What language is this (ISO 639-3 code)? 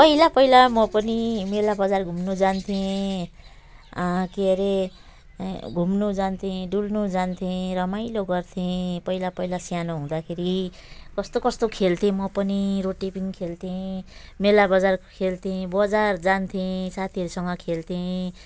nep